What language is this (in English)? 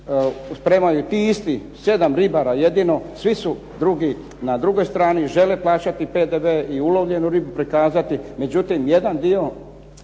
Croatian